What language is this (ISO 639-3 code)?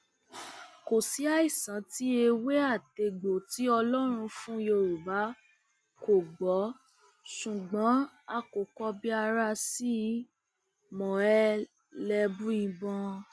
yor